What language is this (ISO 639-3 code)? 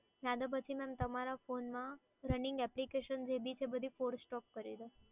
guj